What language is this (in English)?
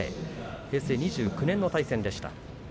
Japanese